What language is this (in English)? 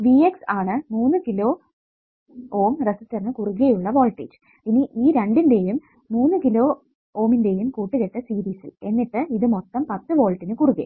Malayalam